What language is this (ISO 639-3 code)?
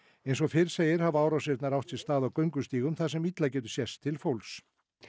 isl